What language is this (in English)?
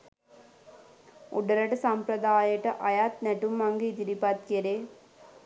Sinhala